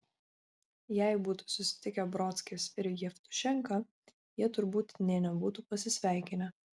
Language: Lithuanian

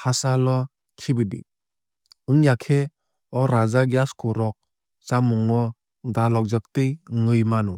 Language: Kok Borok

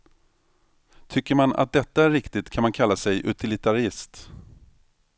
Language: Swedish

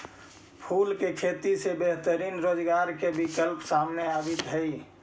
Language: Magahi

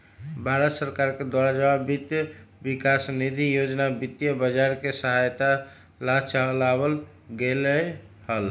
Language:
Magahi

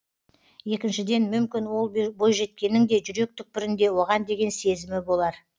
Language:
Kazakh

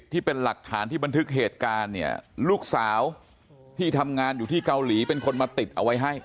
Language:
Thai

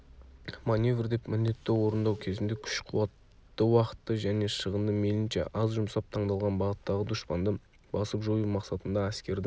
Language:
Kazakh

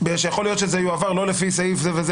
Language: Hebrew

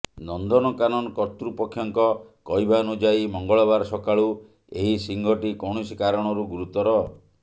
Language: Odia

